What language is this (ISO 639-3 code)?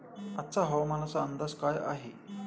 mar